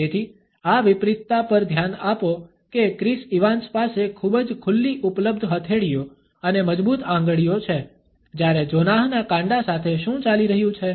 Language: Gujarati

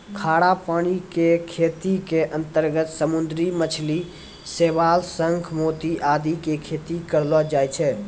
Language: Maithili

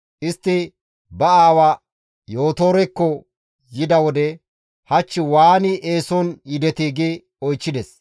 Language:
Gamo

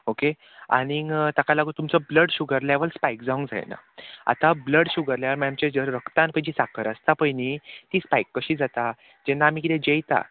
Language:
Konkani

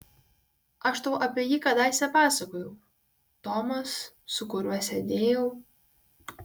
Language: Lithuanian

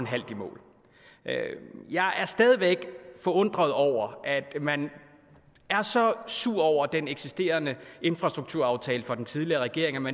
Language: Danish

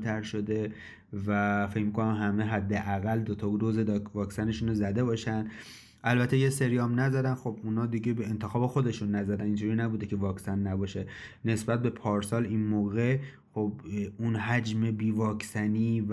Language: Persian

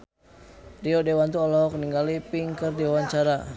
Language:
Sundanese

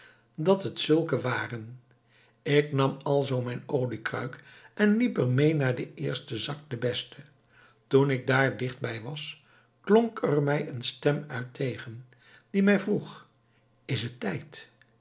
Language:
Dutch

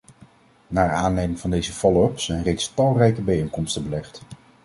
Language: Dutch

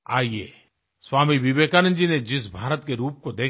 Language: Hindi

